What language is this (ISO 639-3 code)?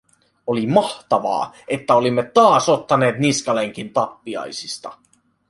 fin